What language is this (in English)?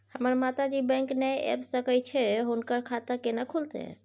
Maithili